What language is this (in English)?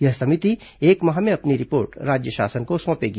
Hindi